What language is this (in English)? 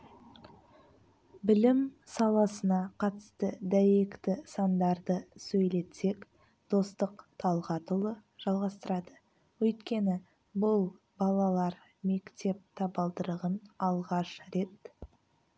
Kazakh